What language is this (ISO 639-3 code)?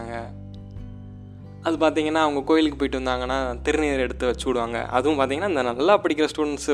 tam